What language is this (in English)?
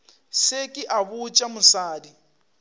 Northern Sotho